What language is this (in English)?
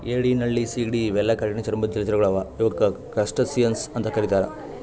Kannada